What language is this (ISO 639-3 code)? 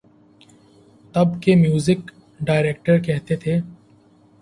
urd